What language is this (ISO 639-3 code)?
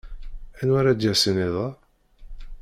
kab